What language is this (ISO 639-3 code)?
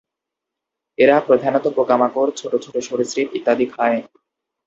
ben